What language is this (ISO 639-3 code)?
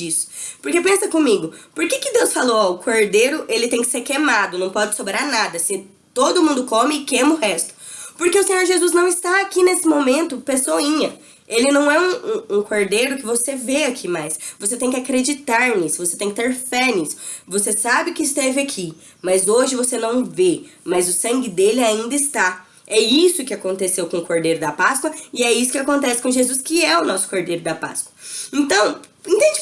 por